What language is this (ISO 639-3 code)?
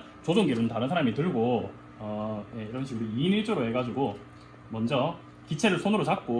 kor